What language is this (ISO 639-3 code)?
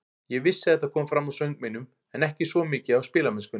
isl